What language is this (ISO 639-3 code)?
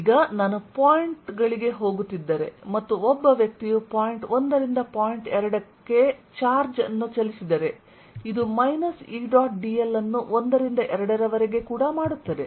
kan